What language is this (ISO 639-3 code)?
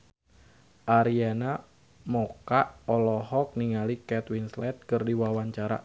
sun